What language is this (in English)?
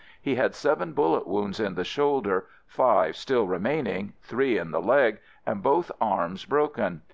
English